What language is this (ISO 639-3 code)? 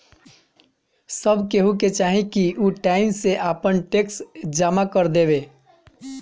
bho